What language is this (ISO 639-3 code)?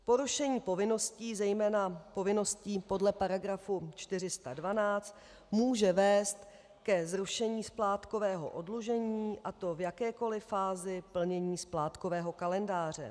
ces